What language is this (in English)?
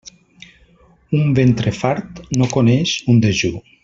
Catalan